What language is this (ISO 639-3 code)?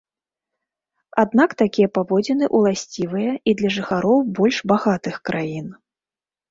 bel